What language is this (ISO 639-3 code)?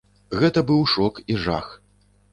bel